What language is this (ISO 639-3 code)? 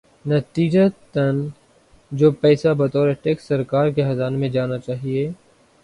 urd